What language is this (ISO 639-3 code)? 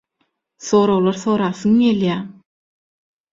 tuk